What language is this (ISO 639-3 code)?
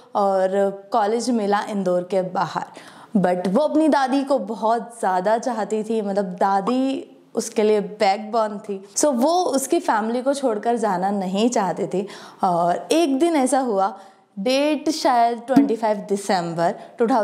hin